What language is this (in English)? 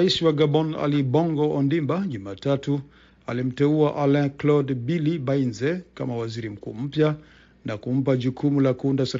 Swahili